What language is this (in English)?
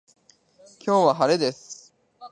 Japanese